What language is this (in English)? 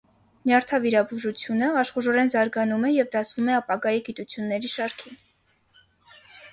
Armenian